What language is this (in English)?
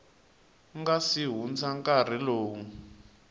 Tsonga